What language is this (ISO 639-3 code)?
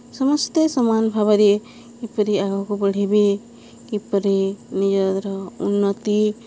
ori